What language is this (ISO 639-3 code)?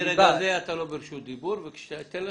heb